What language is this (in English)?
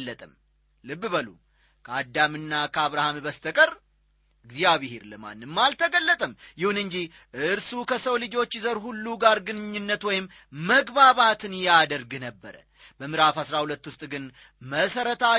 Amharic